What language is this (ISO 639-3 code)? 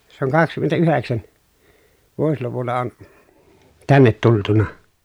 fin